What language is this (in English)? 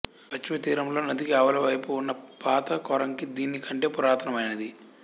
Telugu